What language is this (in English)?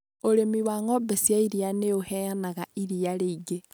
Kikuyu